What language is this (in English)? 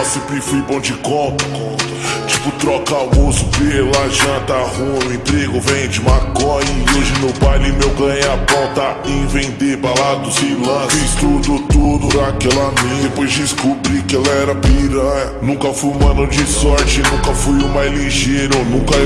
Portuguese